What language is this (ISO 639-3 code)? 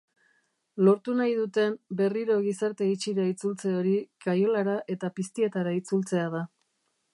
eus